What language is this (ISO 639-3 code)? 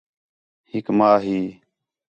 xhe